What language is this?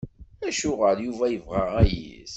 Kabyle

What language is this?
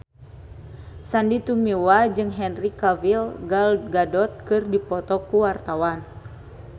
Sundanese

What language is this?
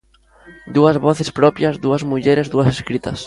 Galician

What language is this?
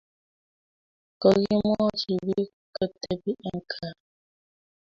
Kalenjin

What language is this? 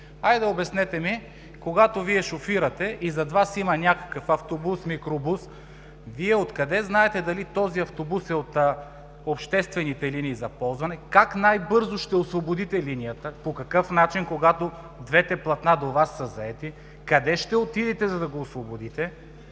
Bulgarian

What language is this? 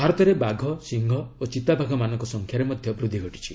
Odia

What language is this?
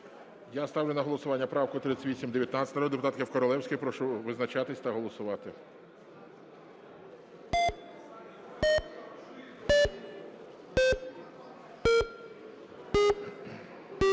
Ukrainian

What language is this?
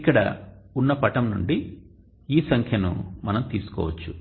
Telugu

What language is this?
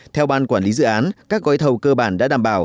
Vietnamese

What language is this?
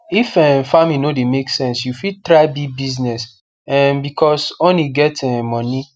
Nigerian Pidgin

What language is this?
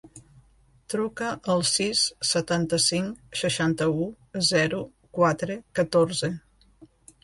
Catalan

